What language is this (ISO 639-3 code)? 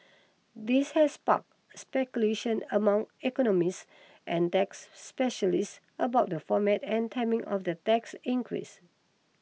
eng